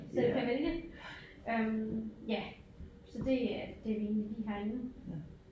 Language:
Danish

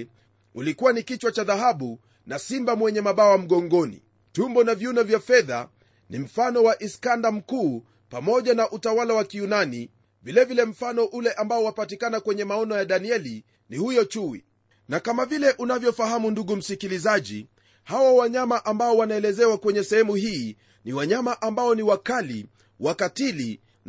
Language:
Swahili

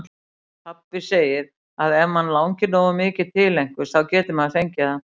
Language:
Icelandic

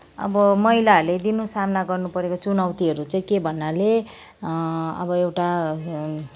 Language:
Nepali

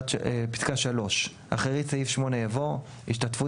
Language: Hebrew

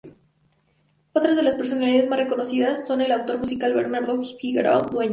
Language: Spanish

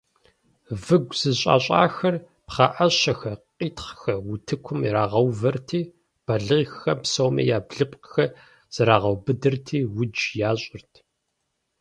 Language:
Kabardian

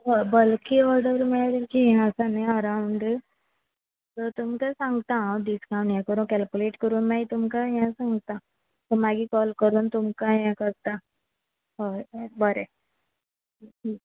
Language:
Konkani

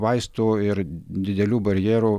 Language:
Lithuanian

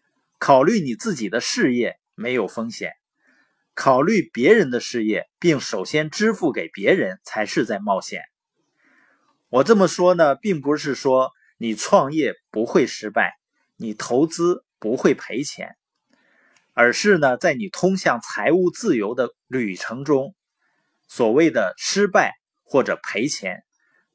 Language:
Chinese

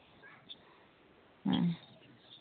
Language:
Santali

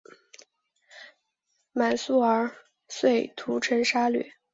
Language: Chinese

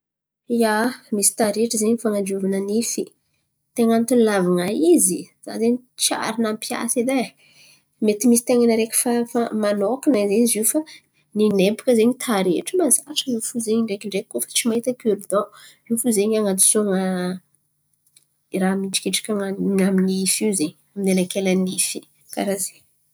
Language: Antankarana Malagasy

